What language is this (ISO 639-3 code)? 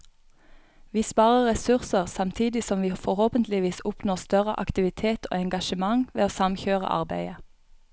nor